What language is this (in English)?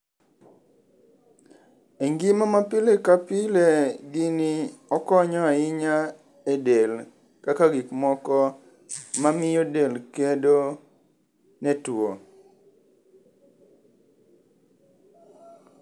Luo (Kenya and Tanzania)